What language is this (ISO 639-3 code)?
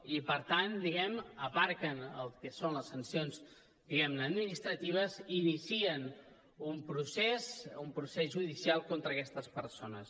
cat